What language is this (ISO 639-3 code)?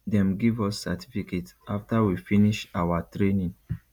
pcm